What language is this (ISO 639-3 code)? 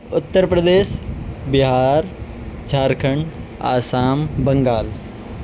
urd